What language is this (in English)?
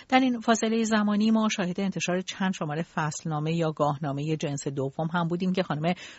Persian